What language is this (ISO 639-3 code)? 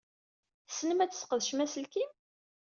kab